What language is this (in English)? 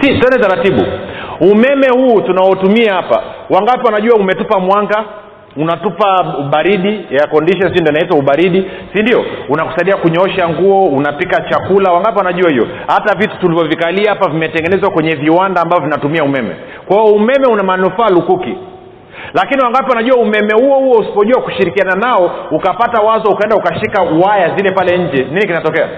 Swahili